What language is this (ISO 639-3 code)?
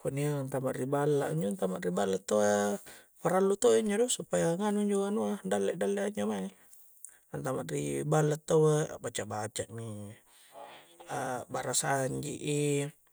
kjc